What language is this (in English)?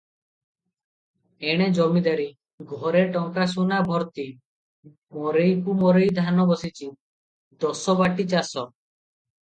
Odia